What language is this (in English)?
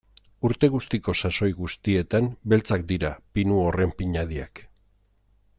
Basque